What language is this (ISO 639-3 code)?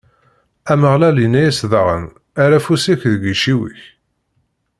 kab